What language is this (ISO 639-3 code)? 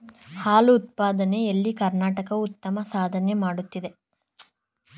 kan